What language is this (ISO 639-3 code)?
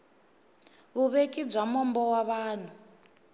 tso